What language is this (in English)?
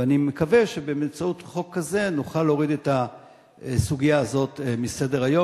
Hebrew